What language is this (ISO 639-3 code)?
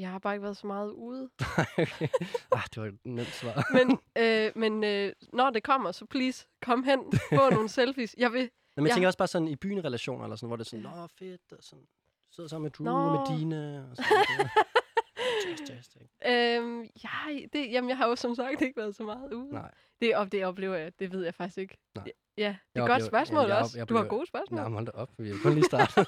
dan